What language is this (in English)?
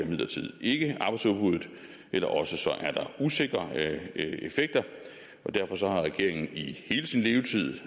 Danish